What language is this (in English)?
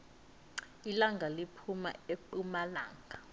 South Ndebele